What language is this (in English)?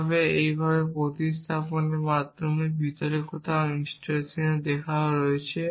Bangla